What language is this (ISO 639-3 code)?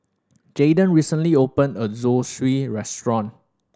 eng